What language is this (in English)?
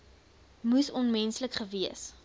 Afrikaans